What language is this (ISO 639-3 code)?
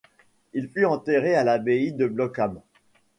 fra